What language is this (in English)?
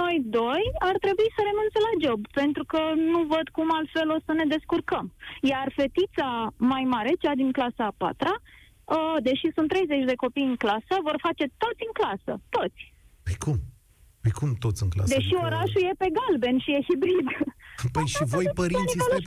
Romanian